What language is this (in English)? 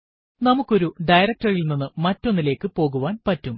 Malayalam